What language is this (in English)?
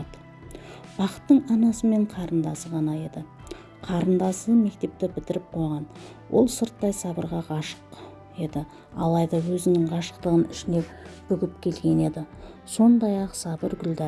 Turkish